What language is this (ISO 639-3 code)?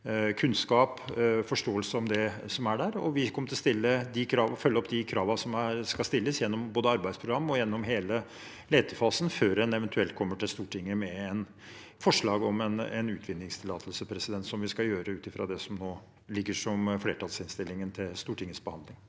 nor